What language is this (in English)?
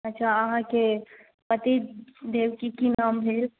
Maithili